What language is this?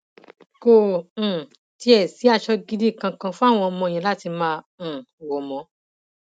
Yoruba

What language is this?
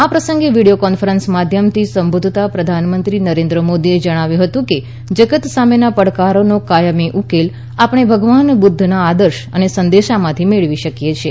Gujarati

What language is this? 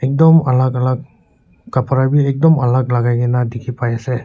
Naga Pidgin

